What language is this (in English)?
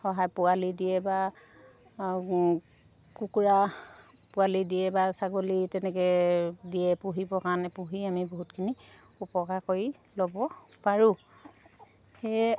Assamese